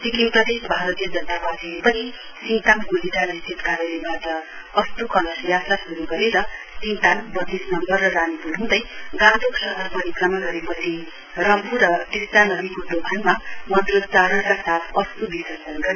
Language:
Nepali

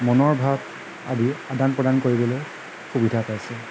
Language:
Assamese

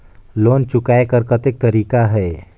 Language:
Chhattisgarhi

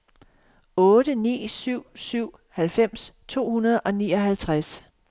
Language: Danish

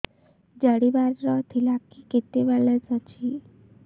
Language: Odia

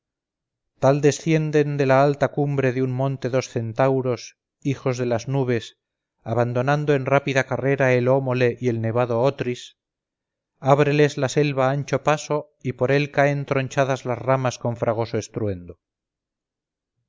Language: Spanish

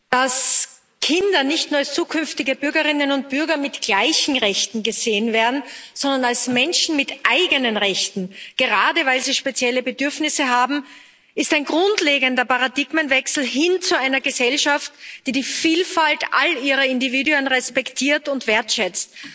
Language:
German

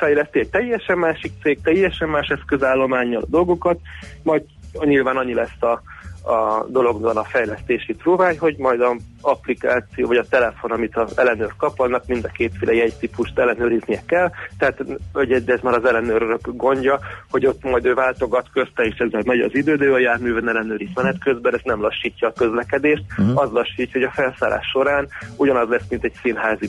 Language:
Hungarian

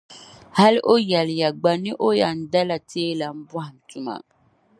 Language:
Dagbani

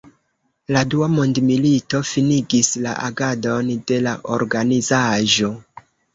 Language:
Esperanto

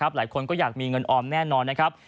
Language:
Thai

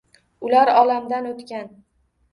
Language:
Uzbek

